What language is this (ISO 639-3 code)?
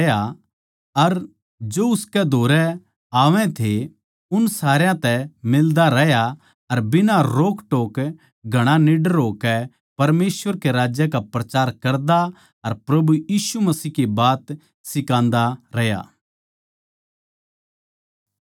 bgc